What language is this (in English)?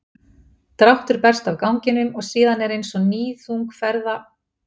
Icelandic